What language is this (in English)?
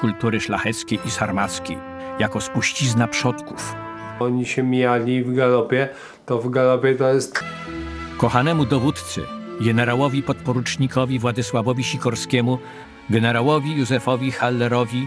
Polish